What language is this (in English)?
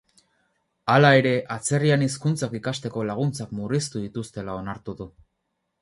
Basque